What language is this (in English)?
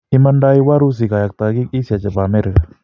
Kalenjin